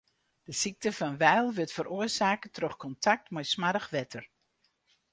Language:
Western Frisian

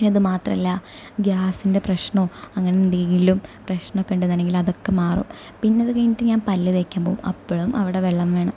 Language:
Malayalam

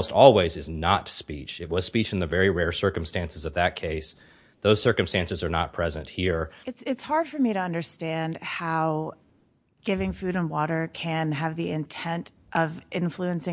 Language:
English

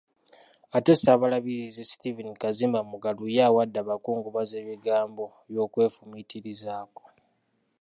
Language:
Ganda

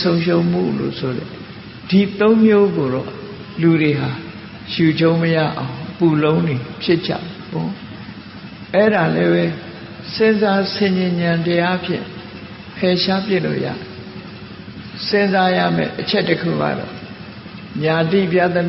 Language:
Vietnamese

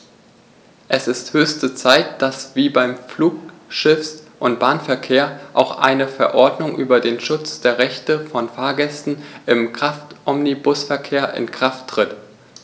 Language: German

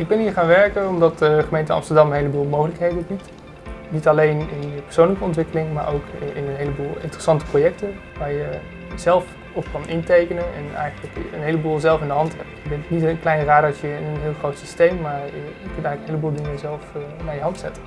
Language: Dutch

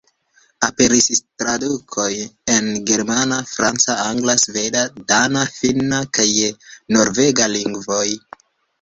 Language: Esperanto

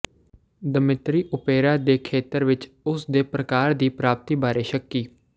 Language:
Punjabi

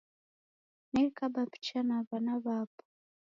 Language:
Taita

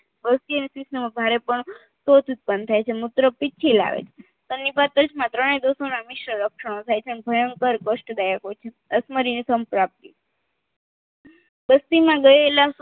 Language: Gujarati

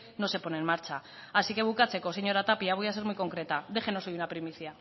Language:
Spanish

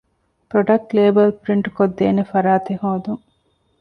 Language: Divehi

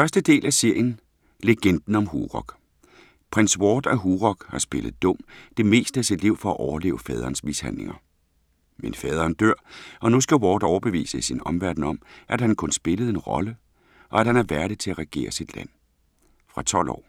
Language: Danish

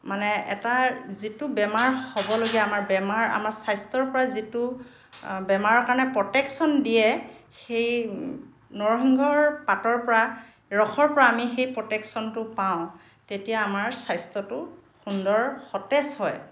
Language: Assamese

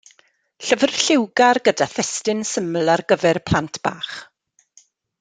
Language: Welsh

